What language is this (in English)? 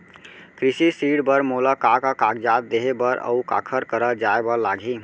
Chhattisgarhi